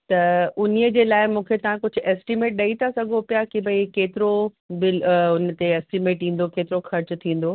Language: Sindhi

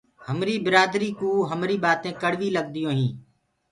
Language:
Gurgula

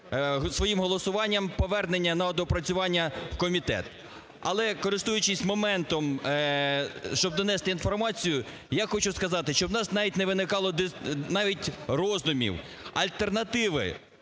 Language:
Ukrainian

